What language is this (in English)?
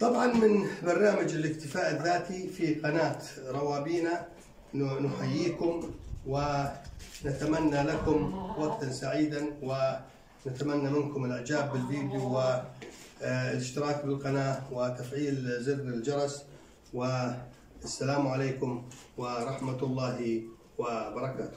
Arabic